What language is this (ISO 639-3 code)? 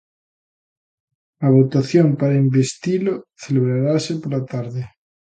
glg